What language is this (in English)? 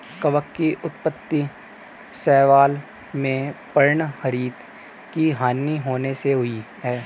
Hindi